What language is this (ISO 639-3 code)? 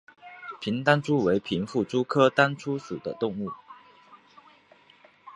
zho